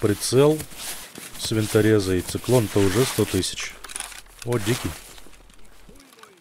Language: Russian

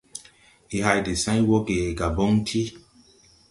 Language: Tupuri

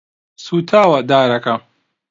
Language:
Central Kurdish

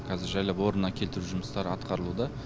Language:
Kazakh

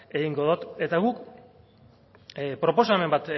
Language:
Basque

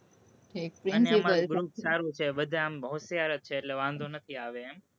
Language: Gujarati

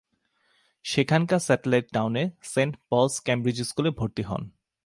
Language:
Bangla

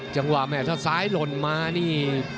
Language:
Thai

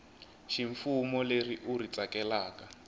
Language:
Tsonga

